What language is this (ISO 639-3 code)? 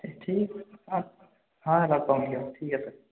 asm